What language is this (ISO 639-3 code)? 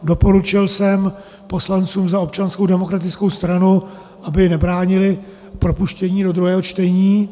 ces